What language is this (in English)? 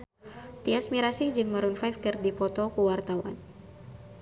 Sundanese